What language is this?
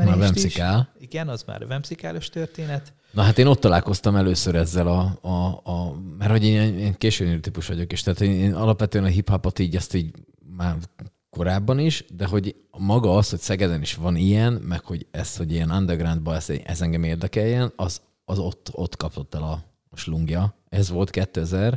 Hungarian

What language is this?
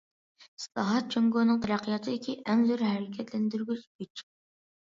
Uyghur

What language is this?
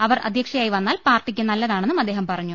Malayalam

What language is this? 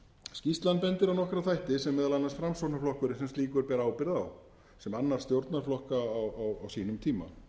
Icelandic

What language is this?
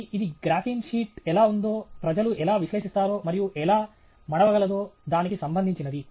Telugu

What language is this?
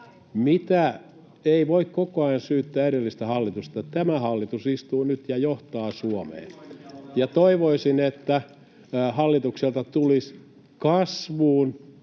Finnish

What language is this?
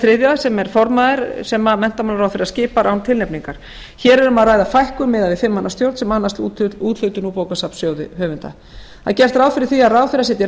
Icelandic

